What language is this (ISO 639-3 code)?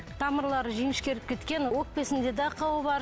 kaz